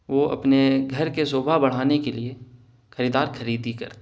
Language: Urdu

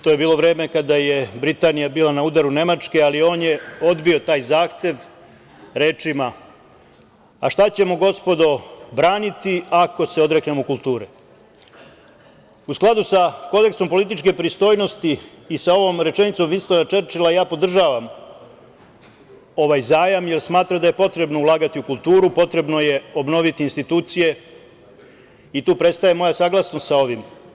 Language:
Serbian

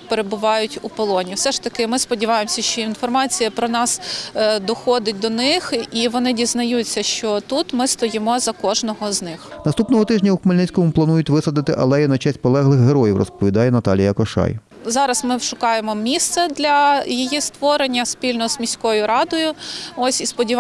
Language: Ukrainian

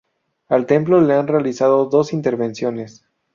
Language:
Spanish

